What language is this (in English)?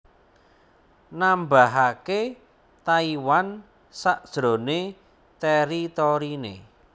Javanese